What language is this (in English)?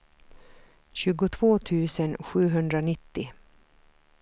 Swedish